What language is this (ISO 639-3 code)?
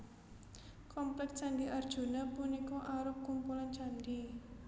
jav